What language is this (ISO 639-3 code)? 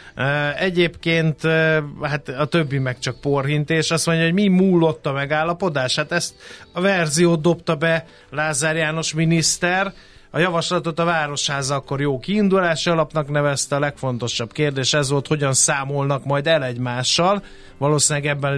hun